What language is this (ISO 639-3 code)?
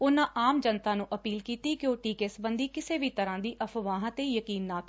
pan